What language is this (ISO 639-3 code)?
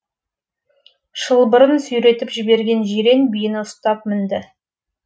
kaz